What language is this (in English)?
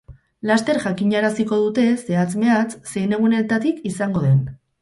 Basque